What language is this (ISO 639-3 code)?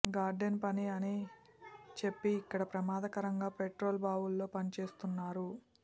tel